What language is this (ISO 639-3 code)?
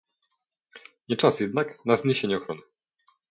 pol